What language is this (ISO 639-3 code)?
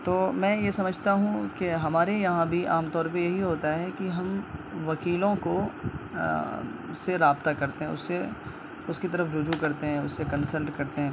urd